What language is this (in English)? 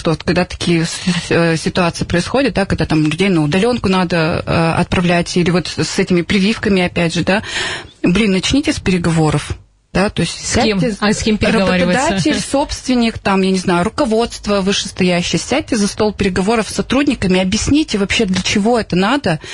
Russian